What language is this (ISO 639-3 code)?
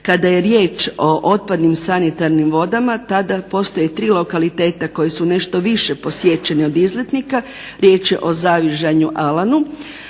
hrv